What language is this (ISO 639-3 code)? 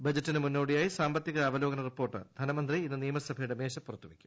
mal